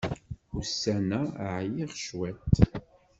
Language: Kabyle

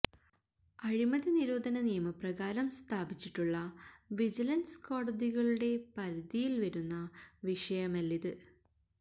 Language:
Malayalam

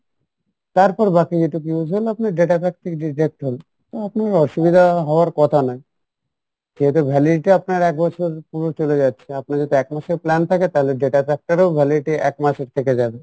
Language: Bangla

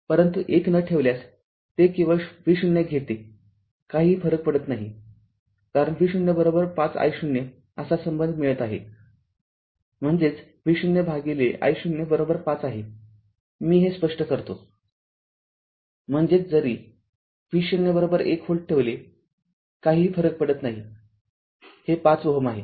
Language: Marathi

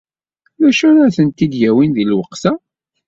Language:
Kabyle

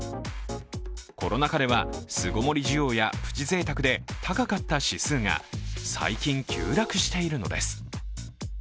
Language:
Japanese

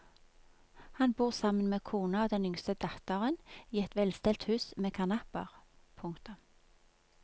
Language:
Norwegian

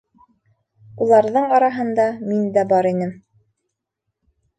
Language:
Bashkir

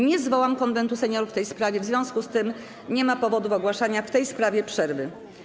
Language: Polish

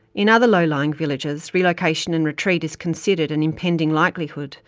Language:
English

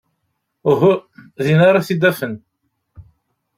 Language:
Kabyle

